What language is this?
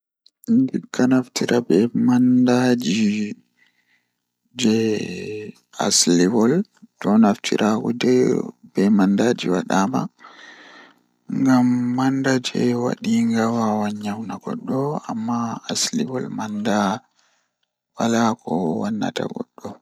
Fula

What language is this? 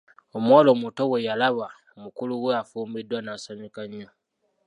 Ganda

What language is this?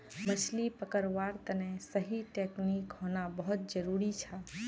Magahi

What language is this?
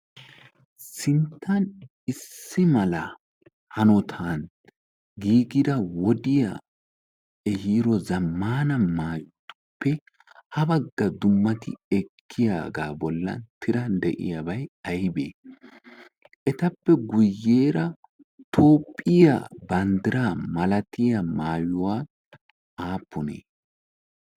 Wolaytta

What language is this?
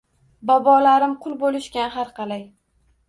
Uzbek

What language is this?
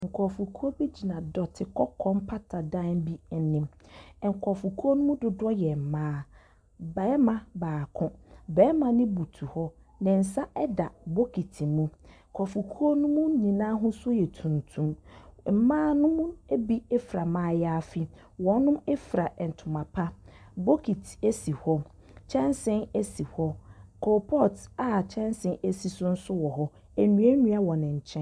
Akan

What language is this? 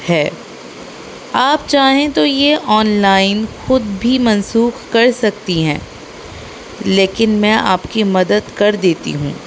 Urdu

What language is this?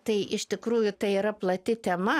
Lithuanian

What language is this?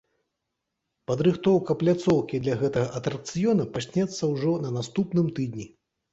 Belarusian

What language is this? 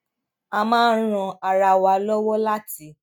Yoruba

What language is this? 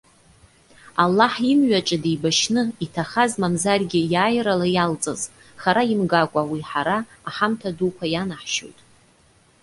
Abkhazian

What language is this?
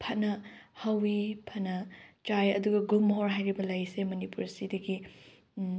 Manipuri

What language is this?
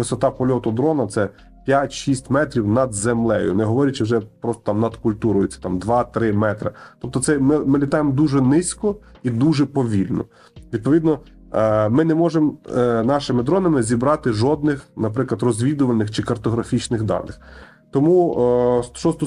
Ukrainian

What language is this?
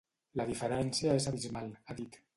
Catalan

